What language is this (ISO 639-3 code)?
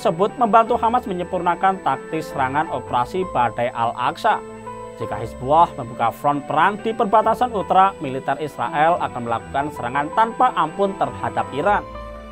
ind